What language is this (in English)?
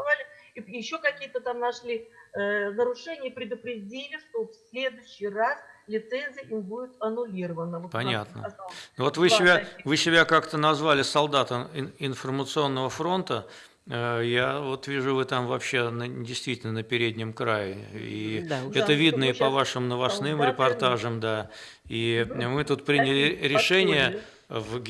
Russian